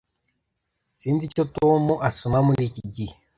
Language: Kinyarwanda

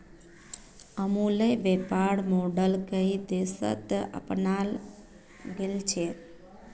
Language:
Magahi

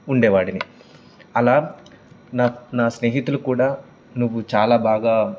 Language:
Telugu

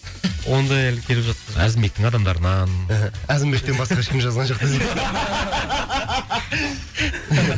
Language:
Kazakh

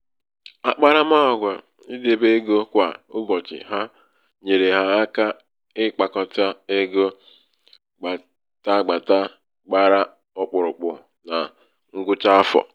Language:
Igbo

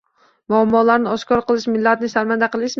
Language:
Uzbek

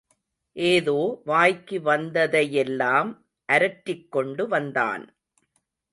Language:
Tamil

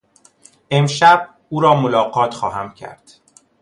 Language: Persian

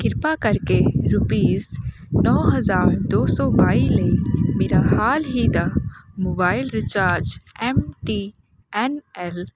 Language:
Punjabi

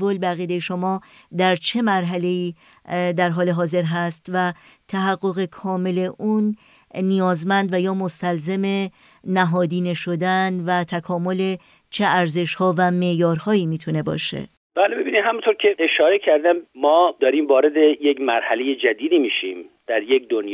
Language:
Persian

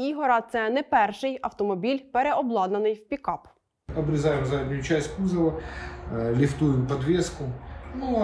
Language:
Ukrainian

